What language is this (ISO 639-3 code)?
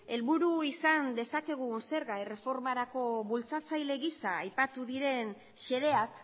eus